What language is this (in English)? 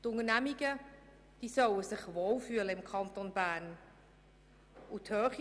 Swiss German